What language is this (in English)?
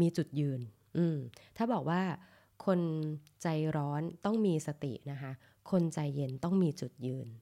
Thai